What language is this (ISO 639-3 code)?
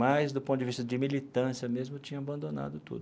por